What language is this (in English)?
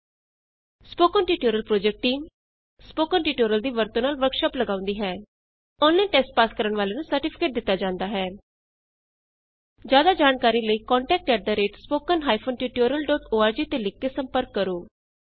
Punjabi